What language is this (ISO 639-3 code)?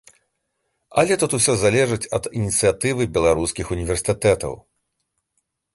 bel